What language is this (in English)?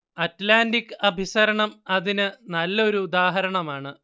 Malayalam